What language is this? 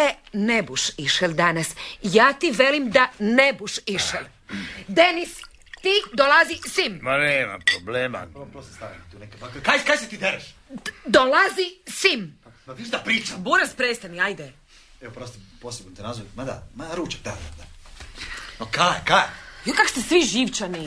Croatian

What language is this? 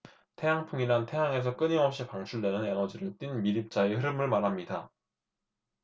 Korean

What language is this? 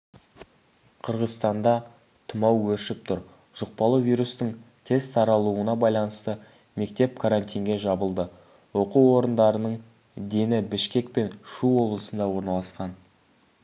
Kazakh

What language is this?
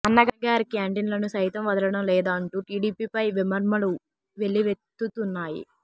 Telugu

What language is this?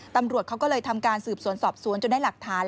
Thai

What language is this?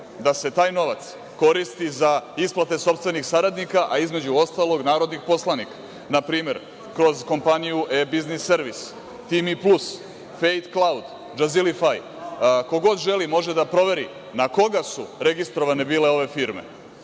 Serbian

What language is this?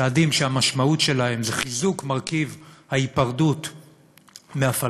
Hebrew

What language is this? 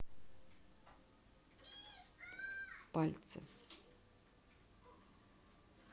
Russian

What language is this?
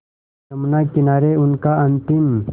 Hindi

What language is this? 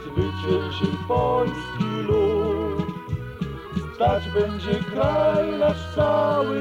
Polish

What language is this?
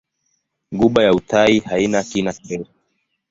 Swahili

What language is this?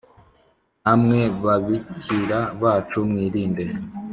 Kinyarwanda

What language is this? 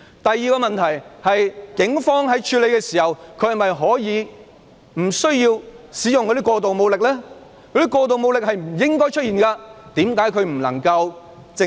Cantonese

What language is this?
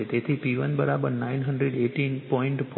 Gujarati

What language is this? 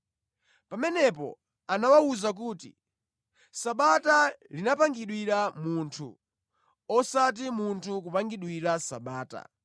Nyanja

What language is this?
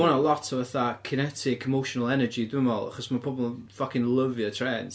Welsh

